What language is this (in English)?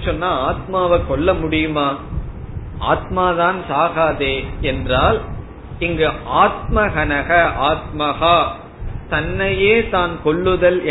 Tamil